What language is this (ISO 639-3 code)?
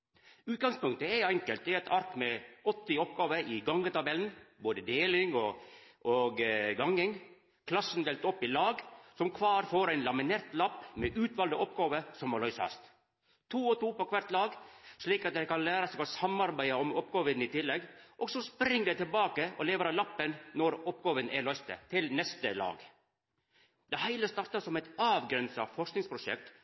nno